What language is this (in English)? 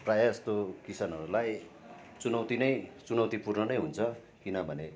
Nepali